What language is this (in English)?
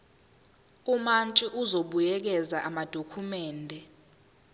Zulu